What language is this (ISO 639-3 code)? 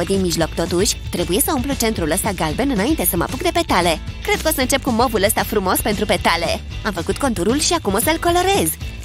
ron